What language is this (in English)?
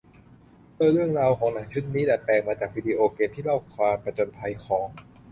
Thai